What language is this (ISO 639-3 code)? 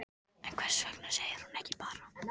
isl